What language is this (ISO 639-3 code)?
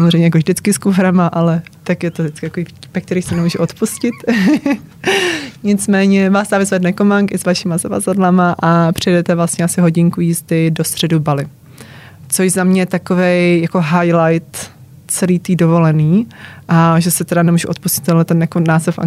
ces